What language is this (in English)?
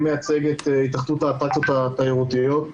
Hebrew